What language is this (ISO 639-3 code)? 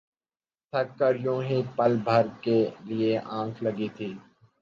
urd